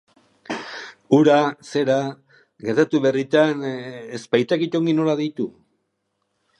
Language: Basque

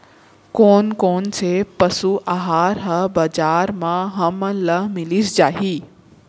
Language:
Chhattisgarhi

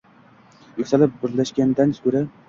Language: Uzbek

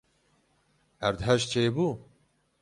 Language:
Kurdish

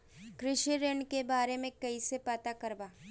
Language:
Bhojpuri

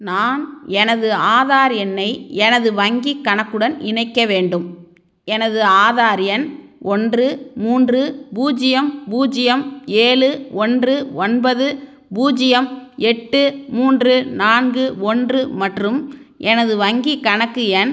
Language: Tamil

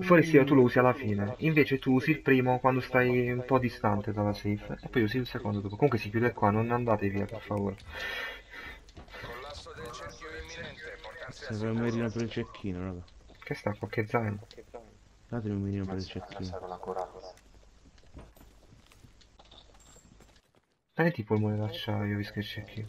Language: Italian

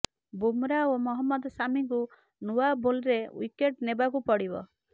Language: Odia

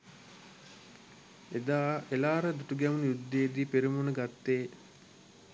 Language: Sinhala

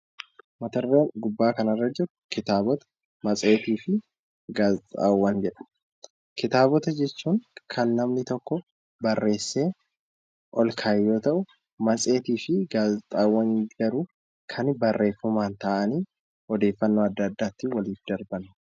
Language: Oromo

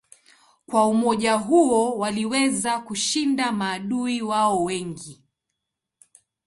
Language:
Swahili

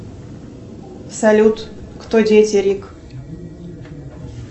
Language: Russian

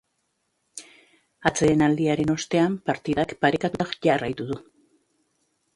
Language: Basque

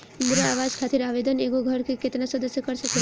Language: Bhojpuri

